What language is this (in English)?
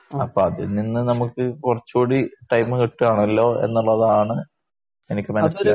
Malayalam